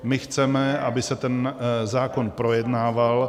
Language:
Czech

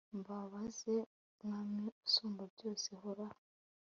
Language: Kinyarwanda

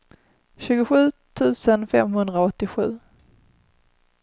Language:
Swedish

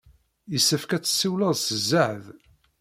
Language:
Kabyle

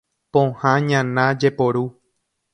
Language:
Guarani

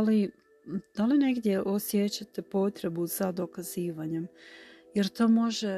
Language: Croatian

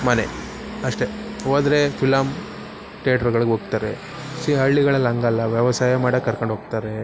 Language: Kannada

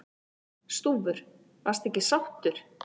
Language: Icelandic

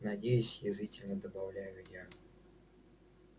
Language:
Russian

